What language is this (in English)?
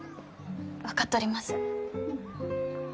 Japanese